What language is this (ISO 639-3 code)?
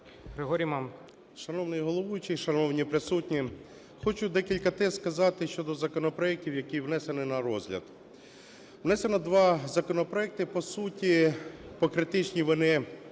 ukr